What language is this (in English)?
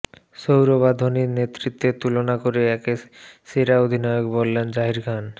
Bangla